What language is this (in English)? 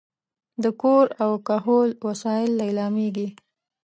Pashto